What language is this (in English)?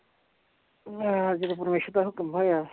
Punjabi